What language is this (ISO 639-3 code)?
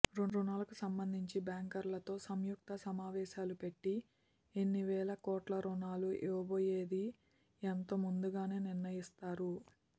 tel